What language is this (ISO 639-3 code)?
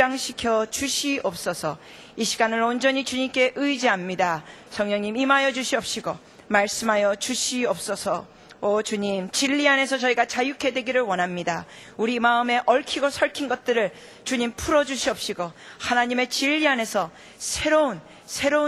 kor